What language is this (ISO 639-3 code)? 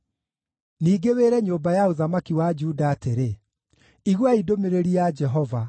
kik